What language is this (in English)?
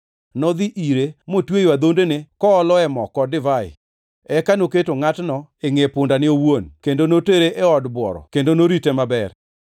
Luo (Kenya and Tanzania)